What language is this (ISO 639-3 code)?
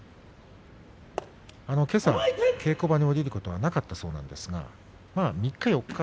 jpn